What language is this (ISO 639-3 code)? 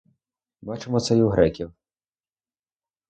ukr